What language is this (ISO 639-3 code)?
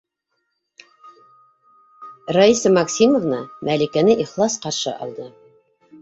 bak